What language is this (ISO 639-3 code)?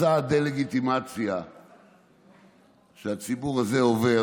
heb